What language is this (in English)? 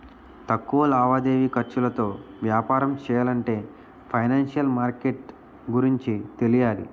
Telugu